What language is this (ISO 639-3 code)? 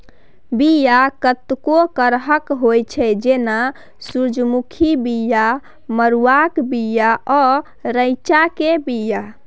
mai